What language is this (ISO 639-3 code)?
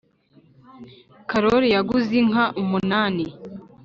kin